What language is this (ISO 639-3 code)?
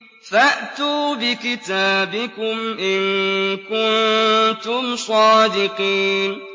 ara